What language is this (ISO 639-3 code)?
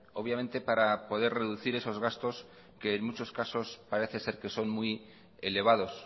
spa